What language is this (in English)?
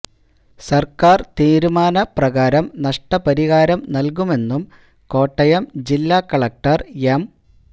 Malayalam